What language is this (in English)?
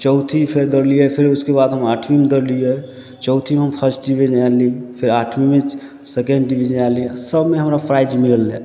Maithili